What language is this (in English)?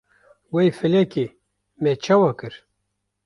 Kurdish